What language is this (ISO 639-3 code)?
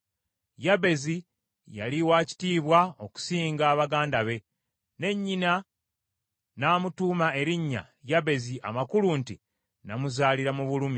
lug